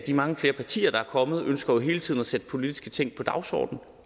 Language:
Danish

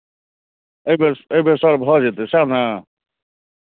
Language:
Maithili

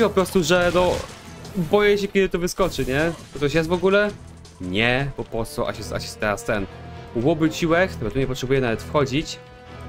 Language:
Polish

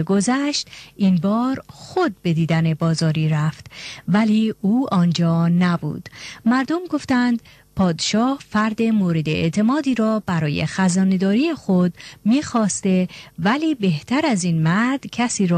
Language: Persian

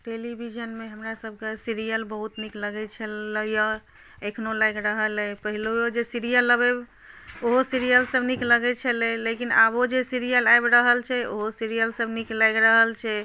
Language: Maithili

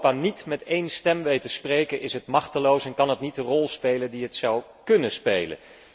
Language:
Dutch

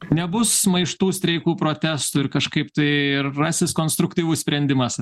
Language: Lithuanian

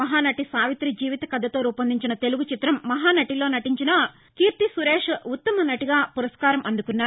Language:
Telugu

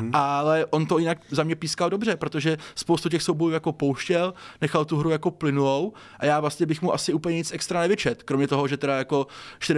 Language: Czech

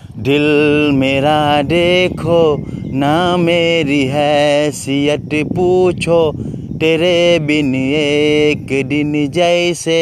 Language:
Hindi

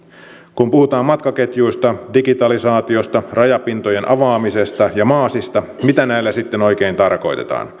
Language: Finnish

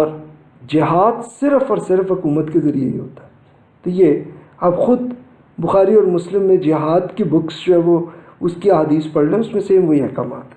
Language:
Urdu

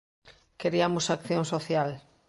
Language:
Galician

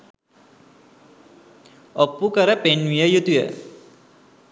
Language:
Sinhala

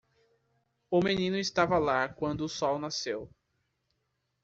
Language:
Portuguese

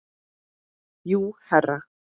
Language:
Icelandic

